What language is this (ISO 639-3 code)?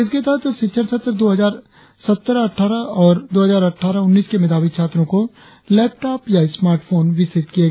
hin